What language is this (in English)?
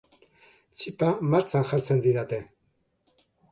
Basque